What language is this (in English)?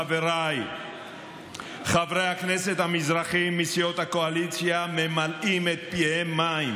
Hebrew